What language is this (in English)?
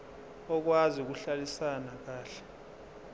Zulu